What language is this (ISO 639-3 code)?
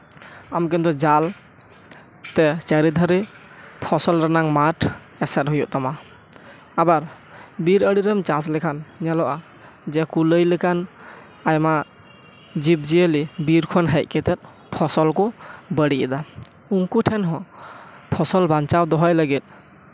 sat